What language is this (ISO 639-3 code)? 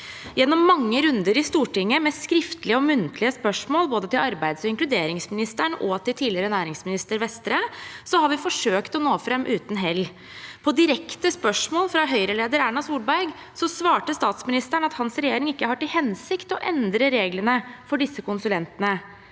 nor